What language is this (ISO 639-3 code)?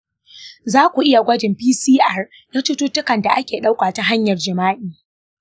hau